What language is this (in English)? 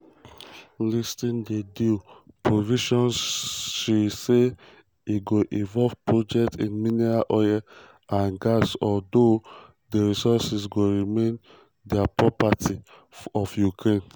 Nigerian Pidgin